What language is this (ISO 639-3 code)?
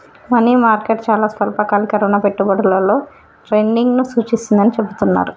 tel